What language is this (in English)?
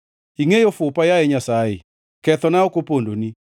Luo (Kenya and Tanzania)